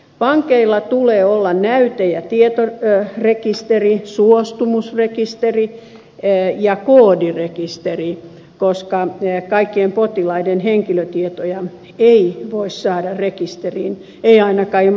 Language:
Finnish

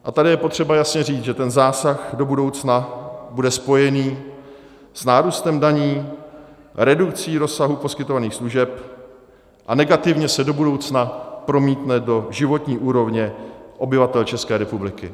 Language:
Czech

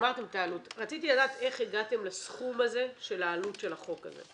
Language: Hebrew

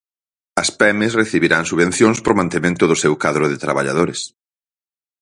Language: Galician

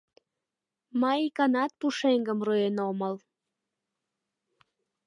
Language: Mari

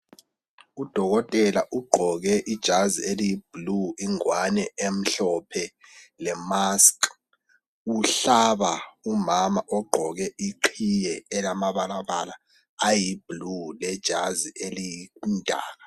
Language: North Ndebele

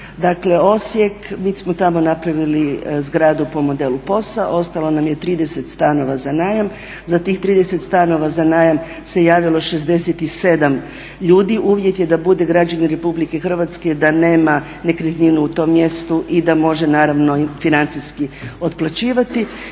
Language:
Croatian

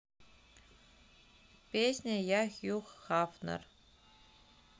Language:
Russian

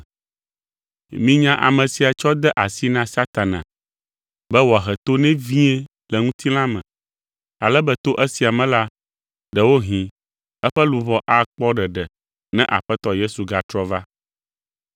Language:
Ewe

